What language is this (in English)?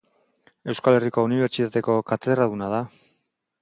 Basque